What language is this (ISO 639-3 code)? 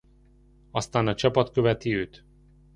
hun